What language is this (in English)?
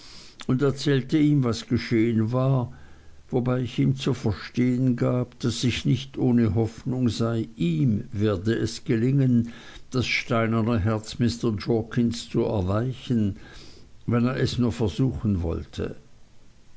German